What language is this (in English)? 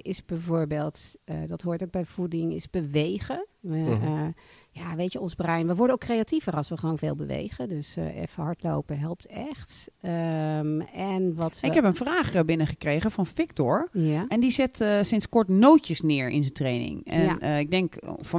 Dutch